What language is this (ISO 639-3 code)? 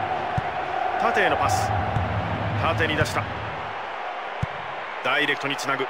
jpn